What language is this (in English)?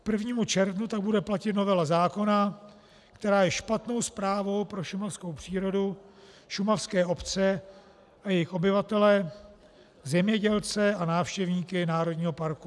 Czech